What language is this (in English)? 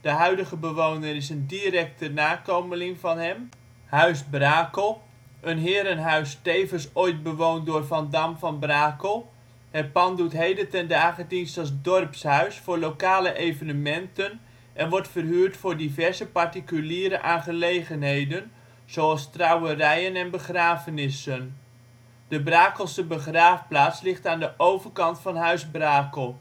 Dutch